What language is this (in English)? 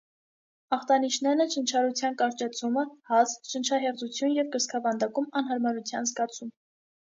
Armenian